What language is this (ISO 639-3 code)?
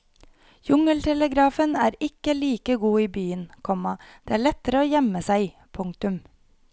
nor